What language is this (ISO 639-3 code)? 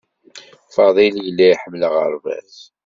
kab